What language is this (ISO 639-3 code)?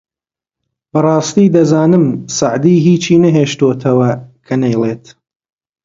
ckb